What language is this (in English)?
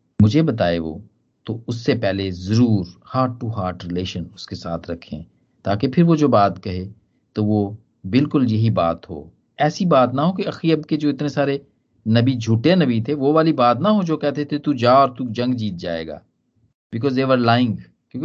Hindi